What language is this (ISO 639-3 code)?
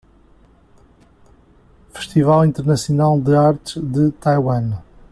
por